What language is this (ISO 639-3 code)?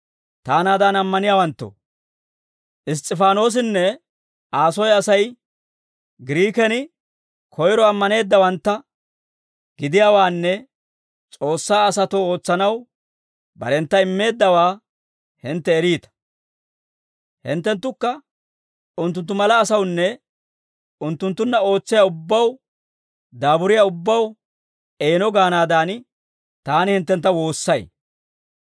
dwr